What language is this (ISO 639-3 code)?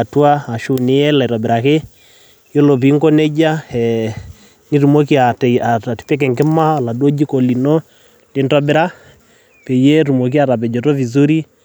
mas